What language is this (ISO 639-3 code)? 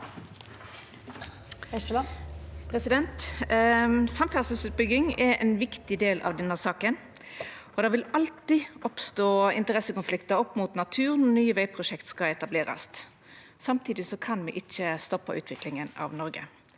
nor